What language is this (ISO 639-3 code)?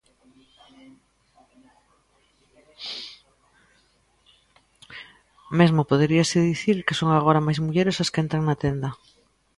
glg